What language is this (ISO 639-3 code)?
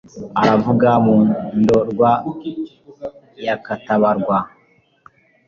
kin